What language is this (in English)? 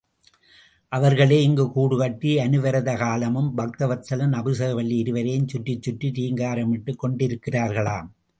Tamil